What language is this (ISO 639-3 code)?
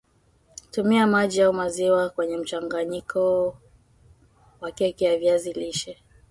swa